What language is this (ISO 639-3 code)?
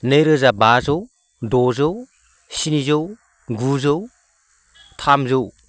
brx